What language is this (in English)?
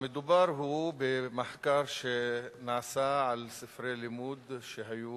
Hebrew